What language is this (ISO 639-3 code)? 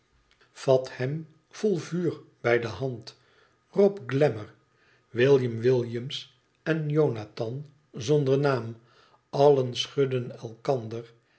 nld